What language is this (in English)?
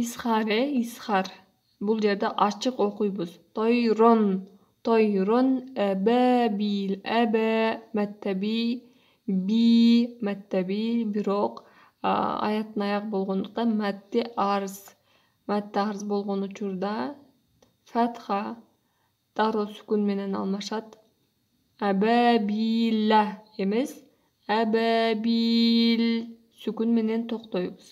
Turkish